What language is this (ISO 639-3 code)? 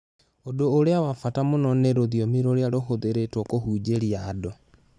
kik